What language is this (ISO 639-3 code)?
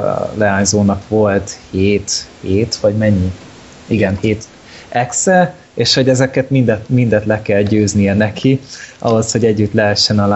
hun